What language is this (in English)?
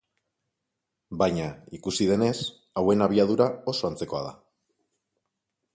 Basque